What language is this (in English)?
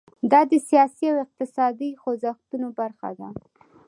Pashto